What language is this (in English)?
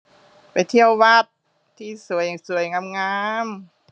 Thai